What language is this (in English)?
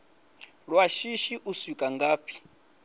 Venda